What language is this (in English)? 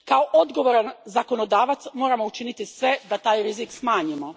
Croatian